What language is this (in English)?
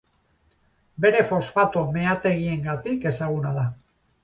Basque